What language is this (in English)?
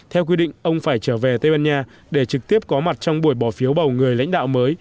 Vietnamese